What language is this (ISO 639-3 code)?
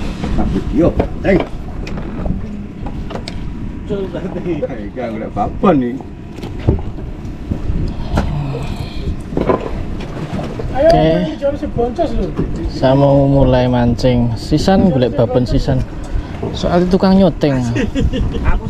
ind